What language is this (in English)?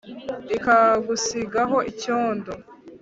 Kinyarwanda